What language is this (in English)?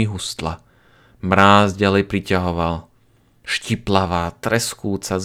Slovak